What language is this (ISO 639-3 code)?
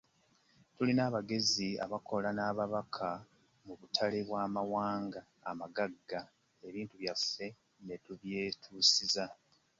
lug